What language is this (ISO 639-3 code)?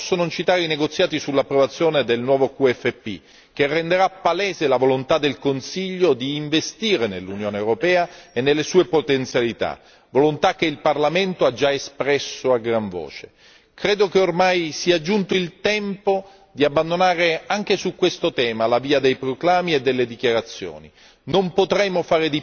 ita